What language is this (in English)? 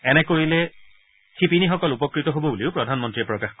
Assamese